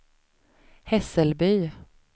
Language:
Swedish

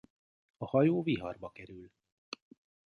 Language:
Hungarian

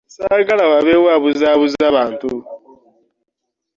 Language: Ganda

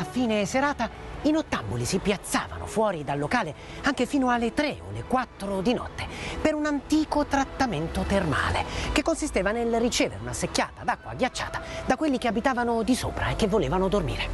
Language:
Italian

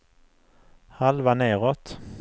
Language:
Swedish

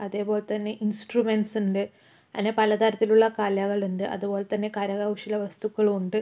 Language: Malayalam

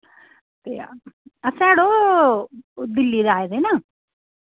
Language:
Dogri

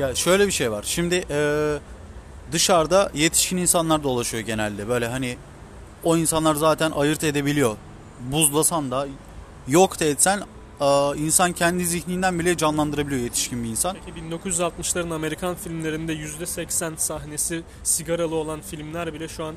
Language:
Turkish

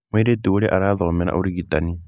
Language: Kikuyu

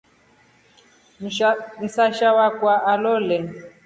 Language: Rombo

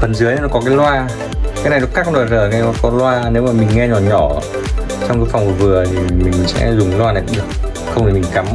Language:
Vietnamese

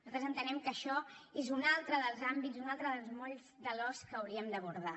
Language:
Catalan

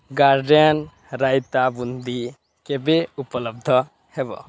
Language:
Odia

